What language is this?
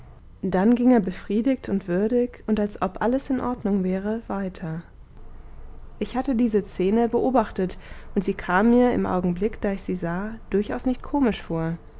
German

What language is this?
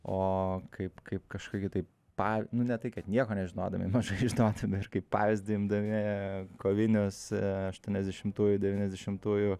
Lithuanian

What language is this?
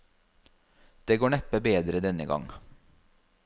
Norwegian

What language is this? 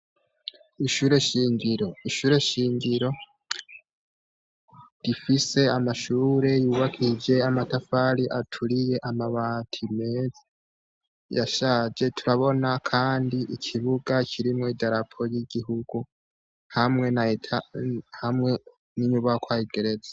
Rundi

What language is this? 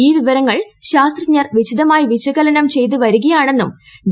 Malayalam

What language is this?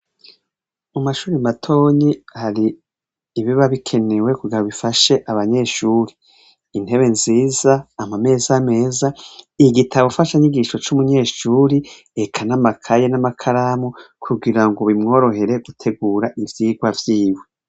Rundi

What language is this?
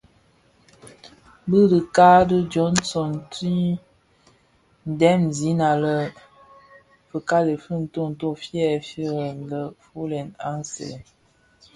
Bafia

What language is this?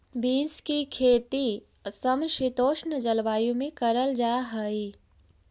Magahi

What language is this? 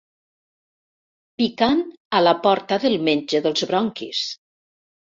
Catalan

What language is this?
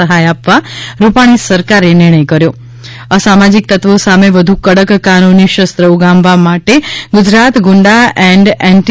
Gujarati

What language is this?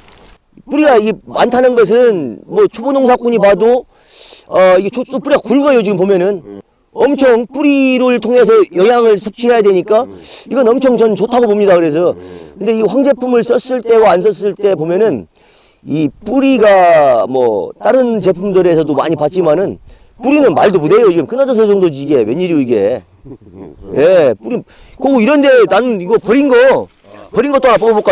Korean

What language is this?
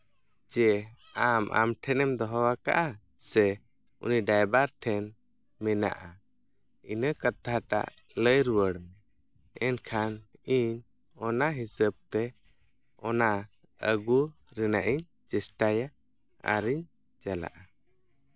Santali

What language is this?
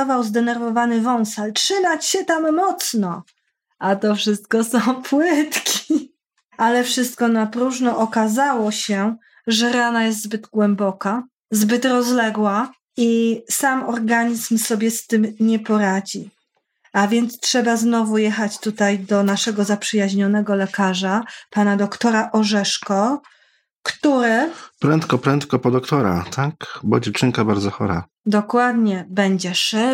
Polish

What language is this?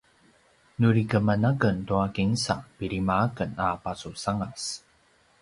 Paiwan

